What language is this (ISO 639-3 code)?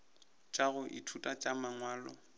nso